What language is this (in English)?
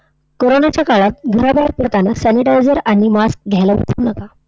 Marathi